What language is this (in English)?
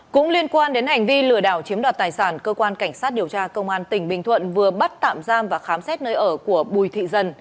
Vietnamese